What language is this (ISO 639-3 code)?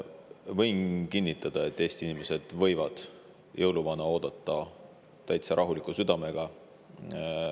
est